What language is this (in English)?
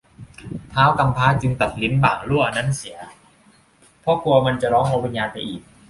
Thai